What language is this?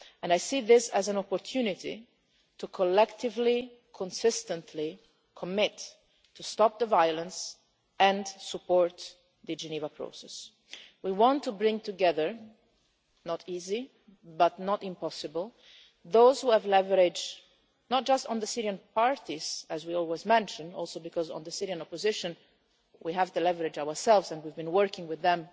English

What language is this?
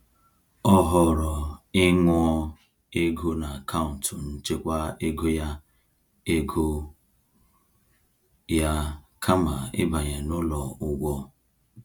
Igbo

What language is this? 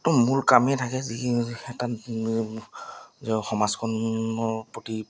Assamese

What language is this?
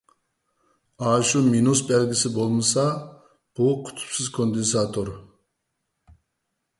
Uyghur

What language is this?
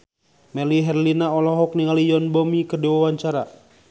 Sundanese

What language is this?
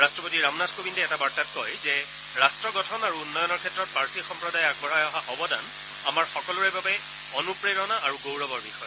Assamese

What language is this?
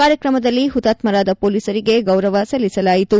Kannada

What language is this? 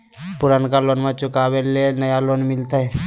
Magahi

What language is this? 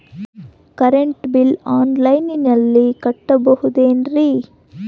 Kannada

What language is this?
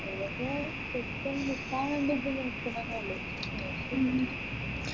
Malayalam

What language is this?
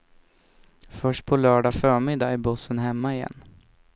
Swedish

